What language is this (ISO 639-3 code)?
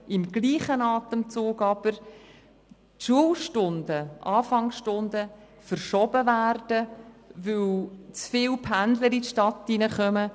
gsw